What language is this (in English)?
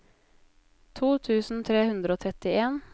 Norwegian